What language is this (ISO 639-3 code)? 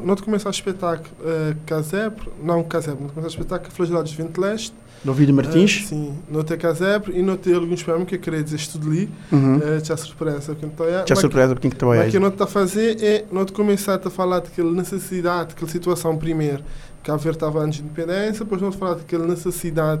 por